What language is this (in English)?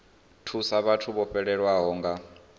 Venda